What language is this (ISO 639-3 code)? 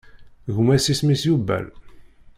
kab